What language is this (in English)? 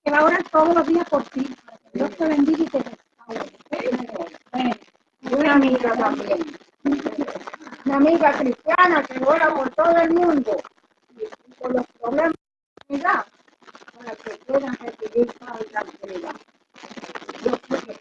Spanish